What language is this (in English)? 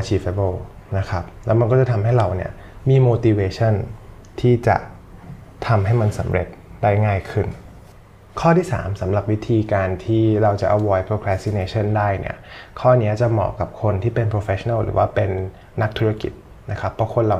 Thai